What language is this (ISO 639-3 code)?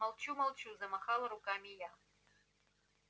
rus